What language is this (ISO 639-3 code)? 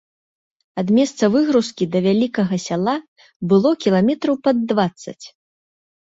bel